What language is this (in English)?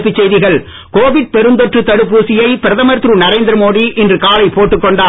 Tamil